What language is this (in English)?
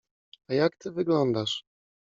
Polish